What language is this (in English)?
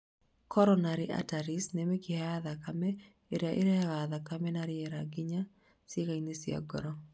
Kikuyu